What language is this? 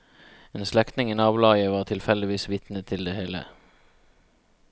Norwegian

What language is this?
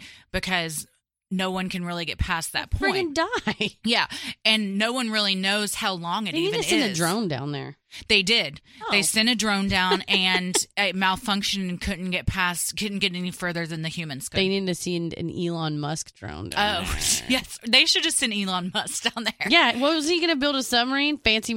English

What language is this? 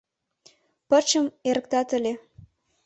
Mari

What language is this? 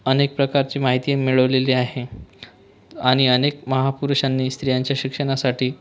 Marathi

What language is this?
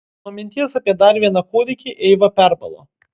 Lithuanian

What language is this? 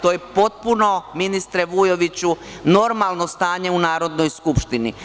Serbian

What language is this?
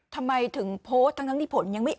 Thai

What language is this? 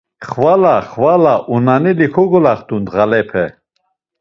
Laz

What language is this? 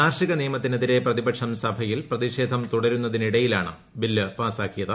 Malayalam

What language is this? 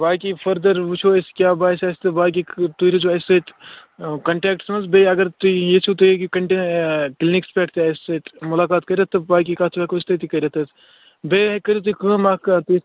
Kashmiri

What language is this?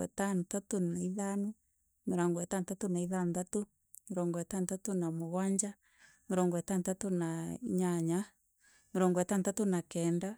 Meru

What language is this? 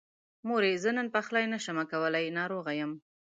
Pashto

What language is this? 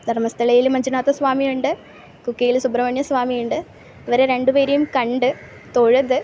Malayalam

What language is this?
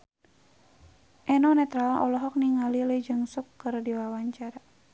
Sundanese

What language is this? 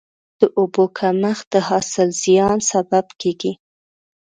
Pashto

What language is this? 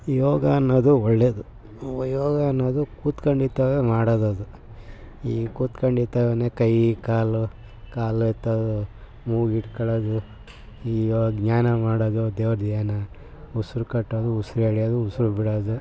Kannada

